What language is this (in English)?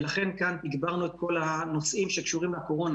Hebrew